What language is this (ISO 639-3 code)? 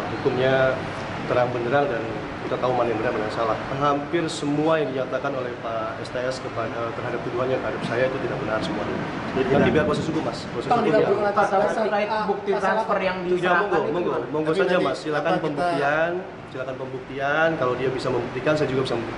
ind